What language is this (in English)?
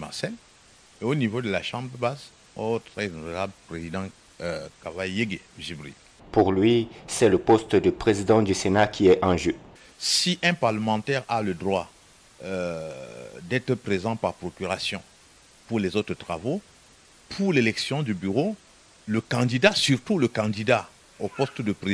French